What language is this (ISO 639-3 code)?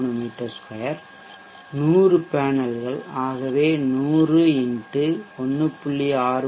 tam